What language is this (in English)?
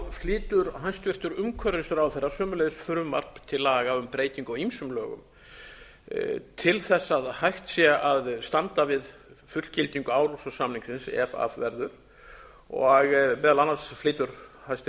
Icelandic